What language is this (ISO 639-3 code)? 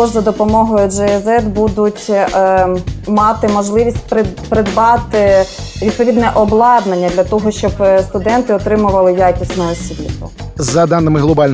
ukr